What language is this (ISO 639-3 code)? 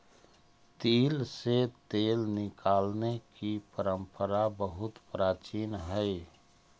mag